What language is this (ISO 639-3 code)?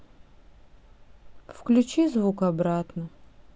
rus